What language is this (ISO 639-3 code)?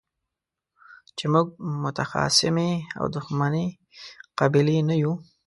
pus